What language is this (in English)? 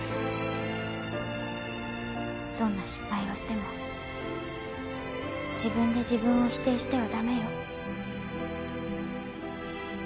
Japanese